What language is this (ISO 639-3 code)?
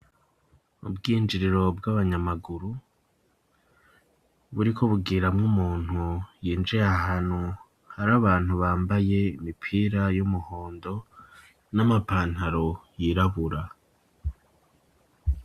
run